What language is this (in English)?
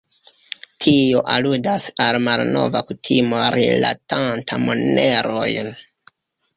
Esperanto